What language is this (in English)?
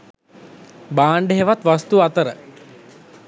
Sinhala